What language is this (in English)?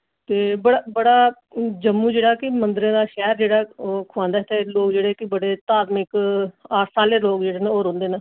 Dogri